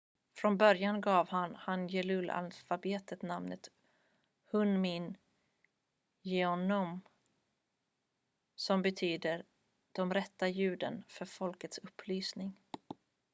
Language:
Swedish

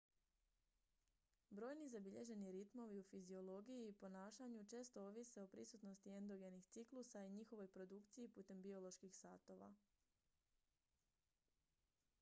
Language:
Croatian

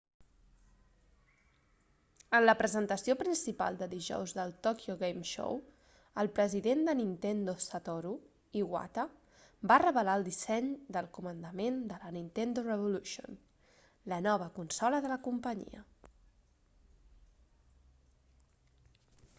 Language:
Catalan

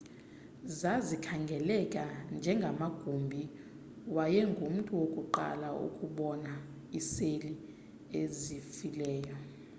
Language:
Xhosa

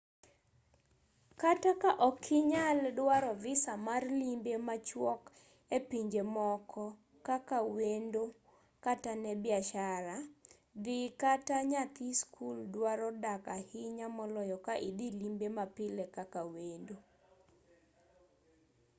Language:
Luo (Kenya and Tanzania)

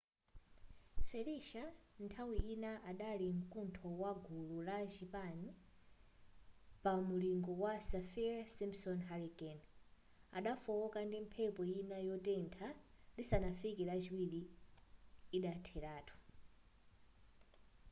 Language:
Nyanja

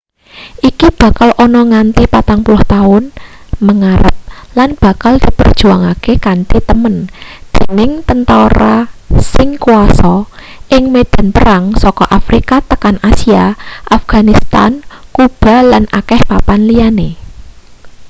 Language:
Javanese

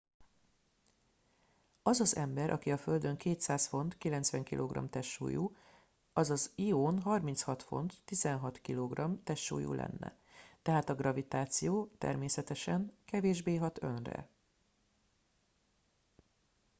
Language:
Hungarian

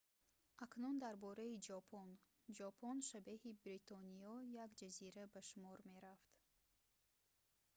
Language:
Tajik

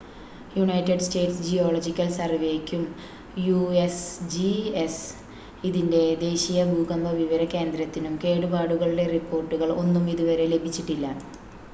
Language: Malayalam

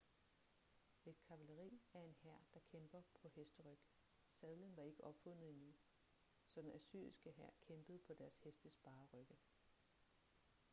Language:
Danish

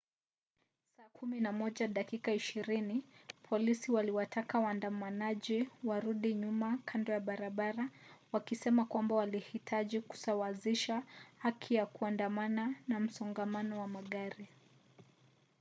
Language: Swahili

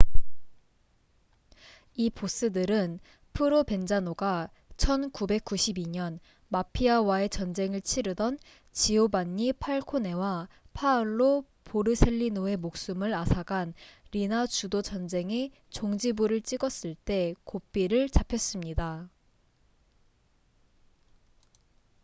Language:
Korean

